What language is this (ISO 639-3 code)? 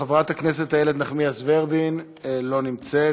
heb